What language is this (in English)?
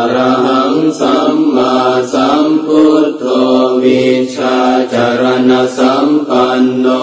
Indonesian